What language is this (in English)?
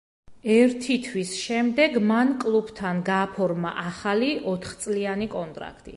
Georgian